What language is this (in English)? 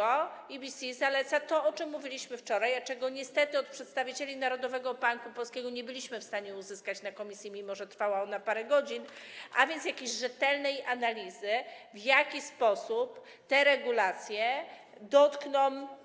Polish